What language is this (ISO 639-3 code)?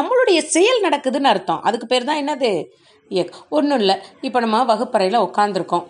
tam